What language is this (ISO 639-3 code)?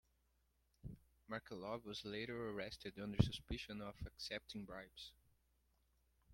eng